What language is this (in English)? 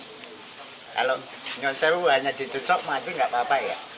Indonesian